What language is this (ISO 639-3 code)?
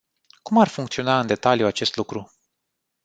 ron